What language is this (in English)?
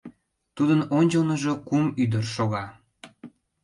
Mari